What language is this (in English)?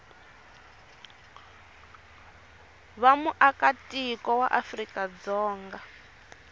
Tsonga